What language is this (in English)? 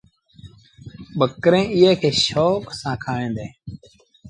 Sindhi Bhil